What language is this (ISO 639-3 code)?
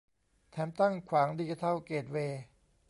tha